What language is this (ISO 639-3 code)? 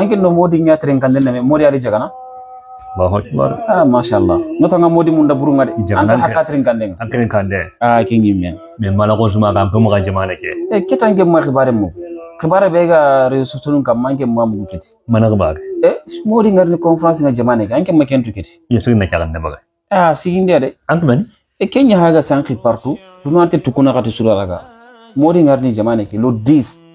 ara